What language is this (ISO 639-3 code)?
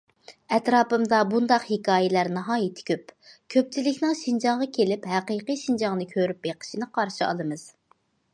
uig